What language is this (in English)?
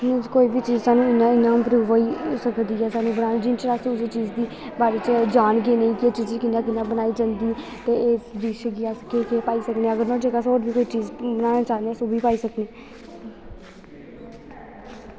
Dogri